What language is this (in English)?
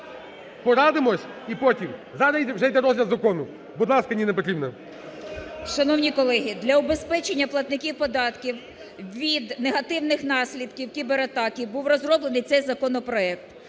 Ukrainian